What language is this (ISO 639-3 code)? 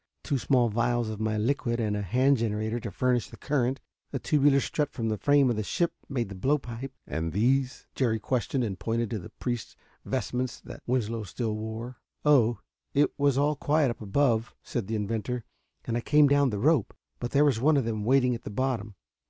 eng